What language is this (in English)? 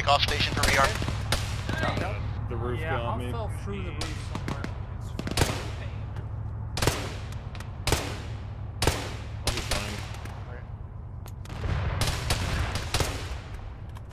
English